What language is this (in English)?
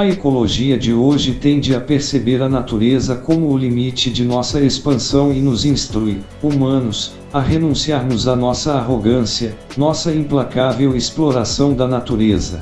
Portuguese